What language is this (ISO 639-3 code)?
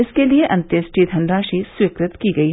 hin